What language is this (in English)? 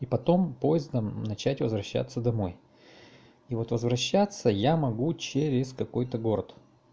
Russian